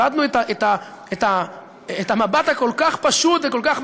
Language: Hebrew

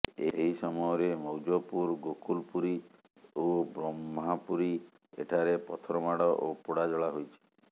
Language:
Odia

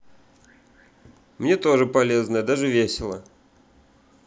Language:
Russian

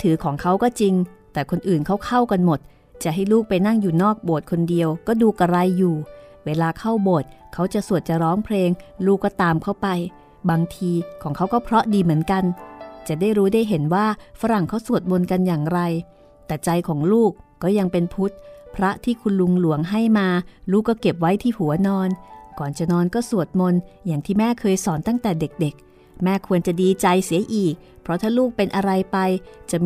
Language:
Thai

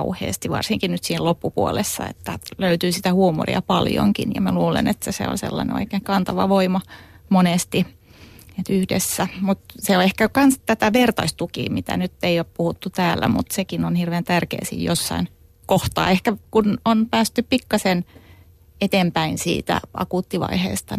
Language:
Finnish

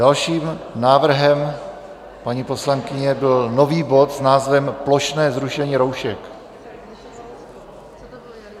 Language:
Czech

